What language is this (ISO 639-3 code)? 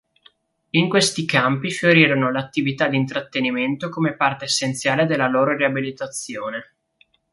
ita